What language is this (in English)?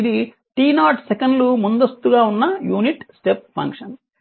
Telugu